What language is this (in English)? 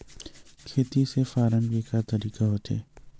Chhattisgarhi